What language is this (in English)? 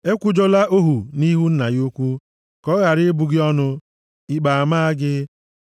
Igbo